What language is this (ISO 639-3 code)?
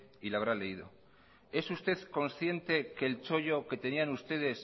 spa